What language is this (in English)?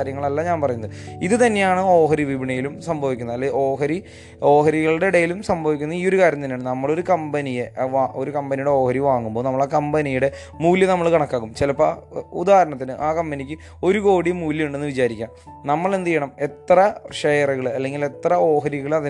Malayalam